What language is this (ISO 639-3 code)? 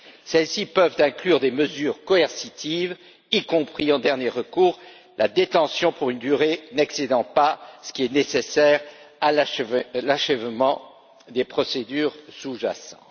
fra